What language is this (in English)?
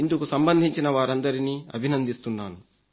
Telugu